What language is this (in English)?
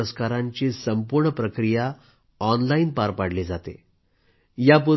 Marathi